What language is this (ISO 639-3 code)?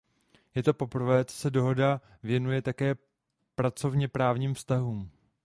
ces